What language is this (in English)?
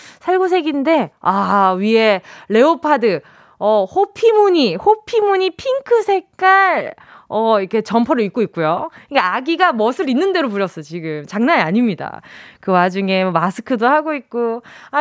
Korean